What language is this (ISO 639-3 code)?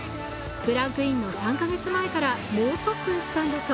jpn